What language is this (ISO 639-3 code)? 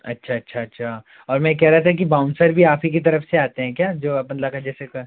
hin